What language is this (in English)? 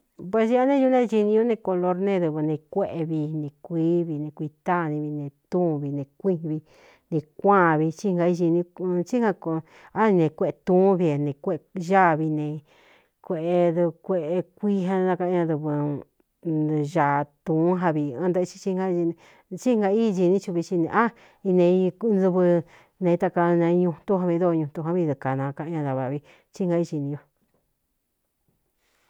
Cuyamecalco Mixtec